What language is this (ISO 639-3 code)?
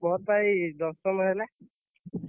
ori